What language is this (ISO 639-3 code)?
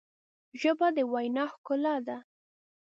pus